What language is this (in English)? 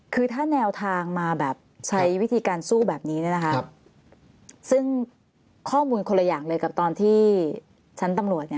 Thai